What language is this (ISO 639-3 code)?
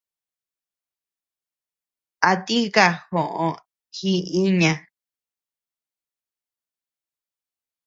cux